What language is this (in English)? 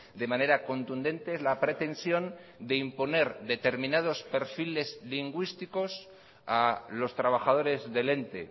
Spanish